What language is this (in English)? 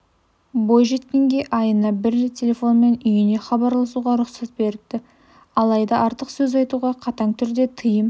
Kazakh